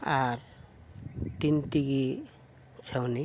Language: Santali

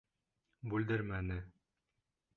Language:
Bashkir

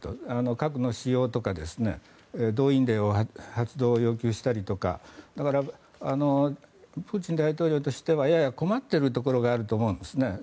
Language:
Japanese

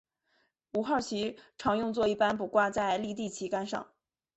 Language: Chinese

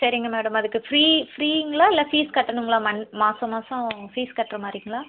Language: Tamil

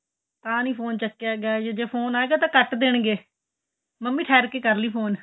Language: Punjabi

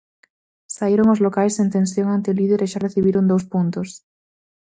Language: Galician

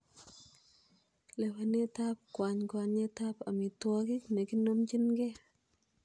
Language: Kalenjin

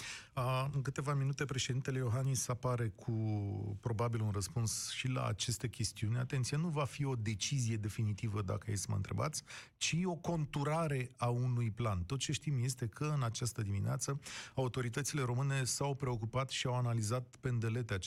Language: Romanian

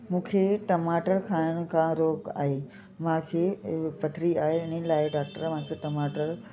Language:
Sindhi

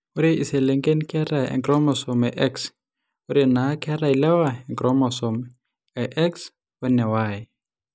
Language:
Masai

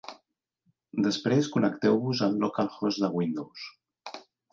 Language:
Catalan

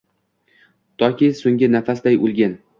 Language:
Uzbek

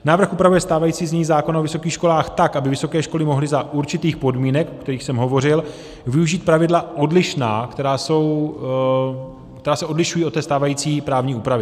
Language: Czech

